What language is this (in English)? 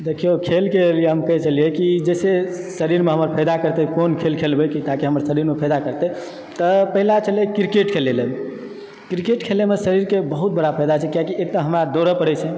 Maithili